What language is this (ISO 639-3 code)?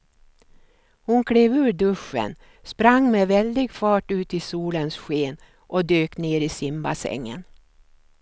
swe